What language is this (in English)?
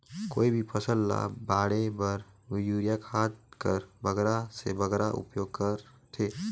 Chhattisgarhi